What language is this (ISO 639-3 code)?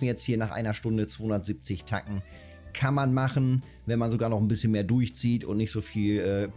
deu